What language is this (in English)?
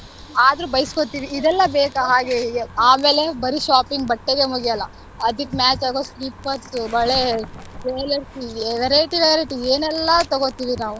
Kannada